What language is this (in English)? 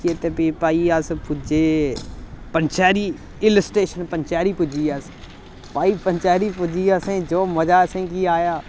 Dogri